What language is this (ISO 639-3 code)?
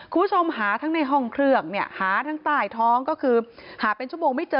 tha